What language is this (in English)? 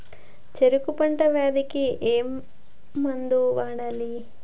Telugu